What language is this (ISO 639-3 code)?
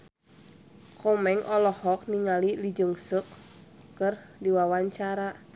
sun